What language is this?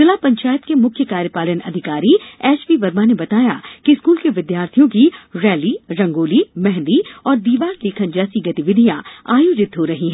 Hindi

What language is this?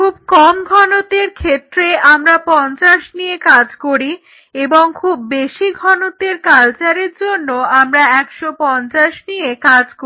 Bangla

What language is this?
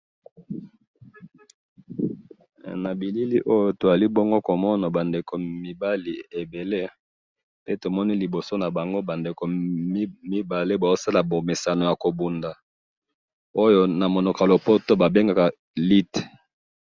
Lingala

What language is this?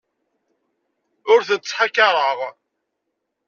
Kabyle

